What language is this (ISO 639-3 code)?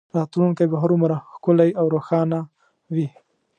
pus